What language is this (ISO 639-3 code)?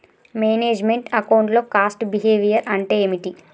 tel